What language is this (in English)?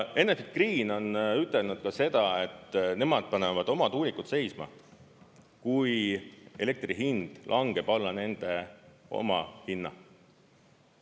Estonian